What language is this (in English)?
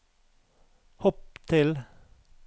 Norwegian